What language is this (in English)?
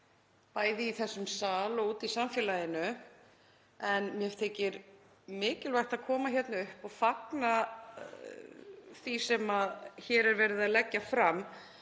Icelandic